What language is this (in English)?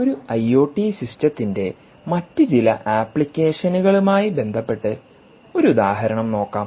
Malayalam